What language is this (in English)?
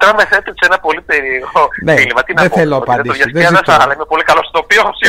Greek